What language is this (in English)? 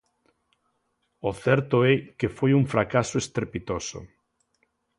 Galician